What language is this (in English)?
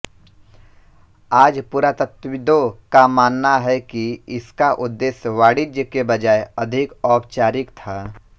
Hindi